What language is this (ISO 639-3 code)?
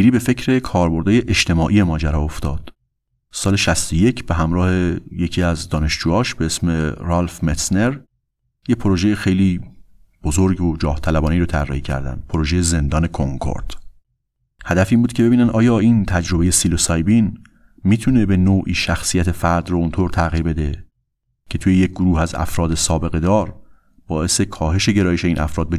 fas